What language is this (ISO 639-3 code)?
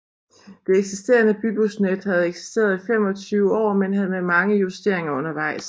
dan